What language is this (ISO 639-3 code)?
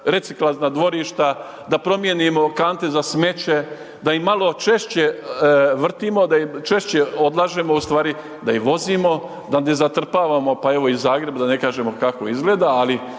hrv